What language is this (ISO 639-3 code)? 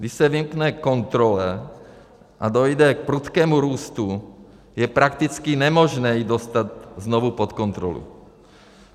ces